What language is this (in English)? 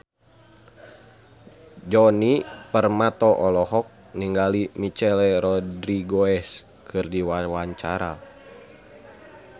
Sundanese